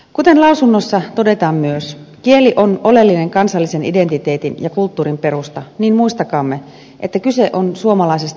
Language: Finnish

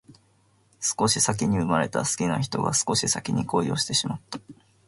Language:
Japanese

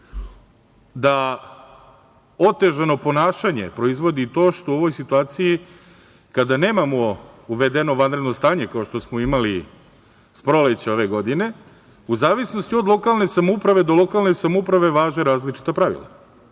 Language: Serbian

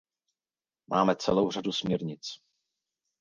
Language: Czech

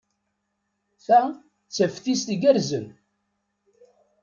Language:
Kabyle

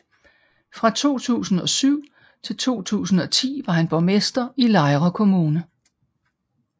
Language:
Danish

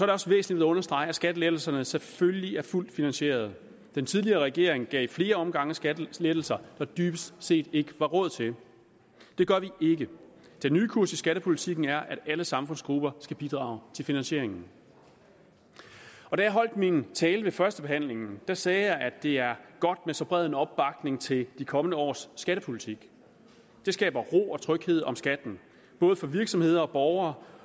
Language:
Danish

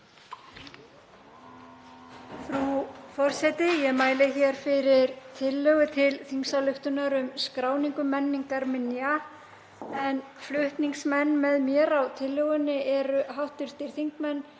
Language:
Icelandic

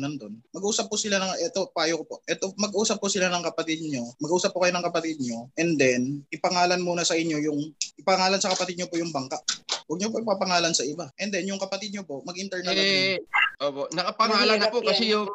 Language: Filipino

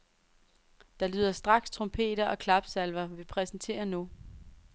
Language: Danish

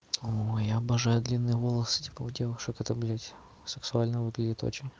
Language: Russian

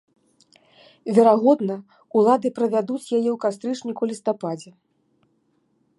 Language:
Belarusian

